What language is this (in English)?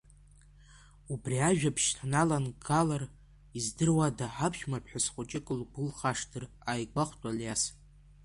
Abkhazian